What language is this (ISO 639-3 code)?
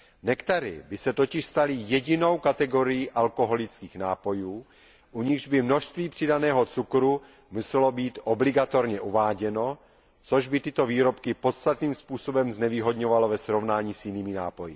ces